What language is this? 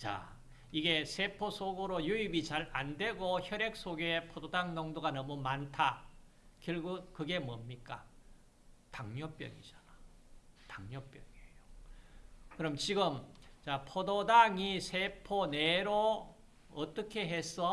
Korean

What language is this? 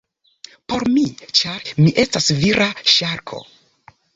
Esperanto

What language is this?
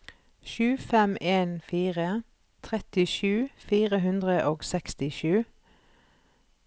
Norwegian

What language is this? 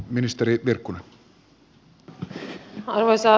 Finnish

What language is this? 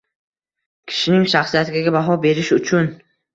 Uzbek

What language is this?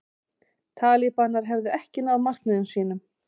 Icelandic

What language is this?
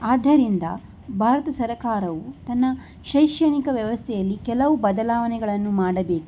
Kannada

